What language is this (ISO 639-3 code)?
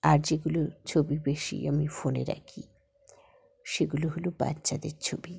ben